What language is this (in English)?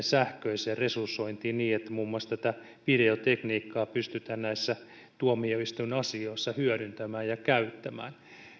Finnish